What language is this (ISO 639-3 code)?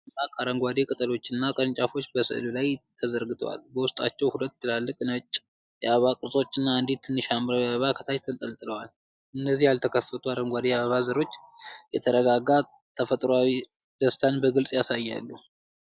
amh